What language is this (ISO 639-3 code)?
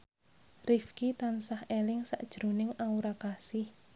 jav